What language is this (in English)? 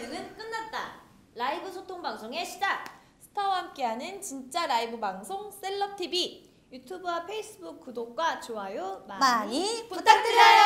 Korean